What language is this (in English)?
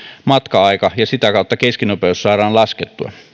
Finnish